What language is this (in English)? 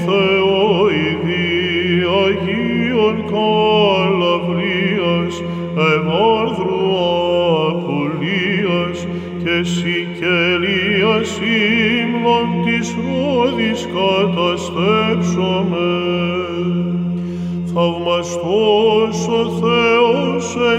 Greek